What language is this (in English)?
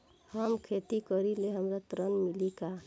Bhojpuri